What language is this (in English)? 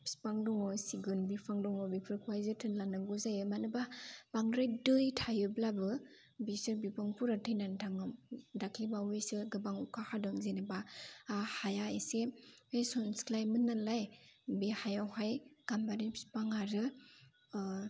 Bodo